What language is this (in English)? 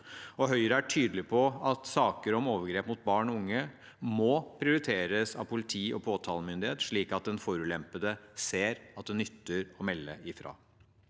Norwegian